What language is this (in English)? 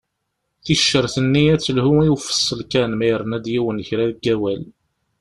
Kabyle